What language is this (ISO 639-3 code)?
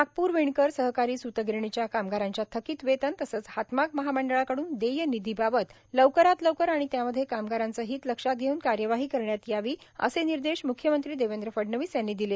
mar